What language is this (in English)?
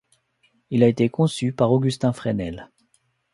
French